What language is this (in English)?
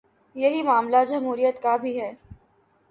Urdu